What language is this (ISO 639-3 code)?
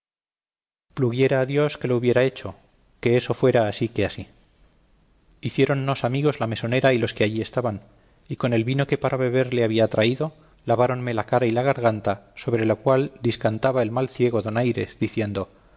spa